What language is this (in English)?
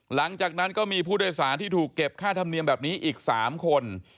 Thai